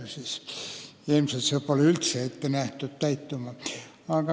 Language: Estonian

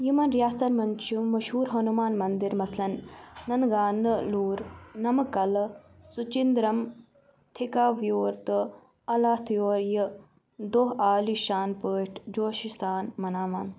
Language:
Kashmiri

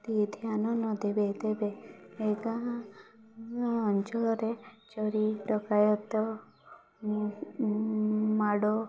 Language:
Odia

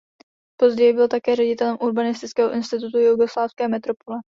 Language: Czech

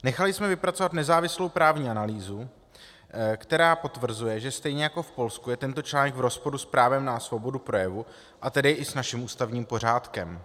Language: Czech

